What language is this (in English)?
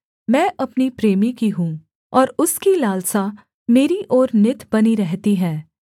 Hindi